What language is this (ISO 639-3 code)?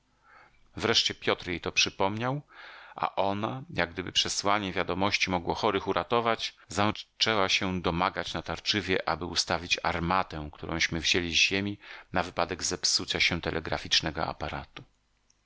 pol